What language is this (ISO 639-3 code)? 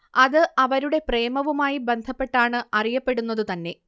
mal